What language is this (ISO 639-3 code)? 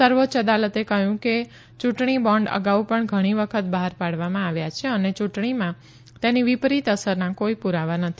guj